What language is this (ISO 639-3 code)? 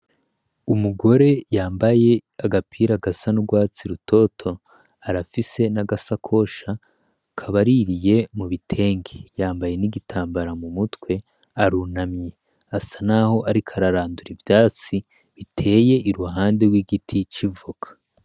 run